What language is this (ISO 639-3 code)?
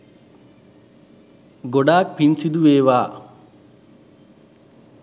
sin